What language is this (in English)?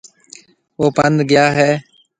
Marwari (Pakistan)